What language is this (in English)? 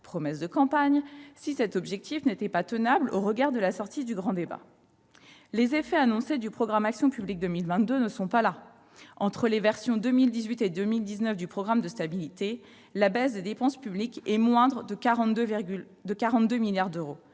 French